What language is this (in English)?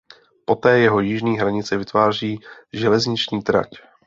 Czech